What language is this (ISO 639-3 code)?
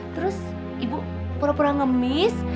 ind